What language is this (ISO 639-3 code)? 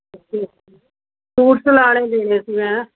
pan